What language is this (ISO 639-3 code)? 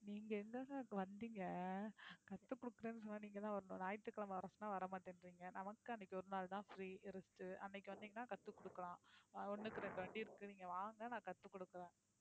tam